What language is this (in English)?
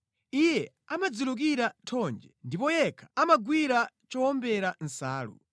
Nyanja